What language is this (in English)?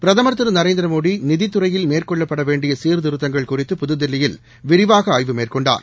Tamil